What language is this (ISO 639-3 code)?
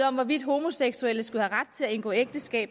dan